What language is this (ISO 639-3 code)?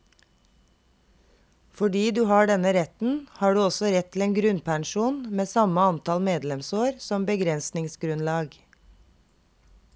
nor